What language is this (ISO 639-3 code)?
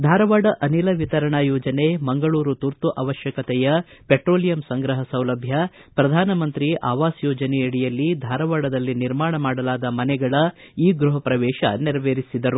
kan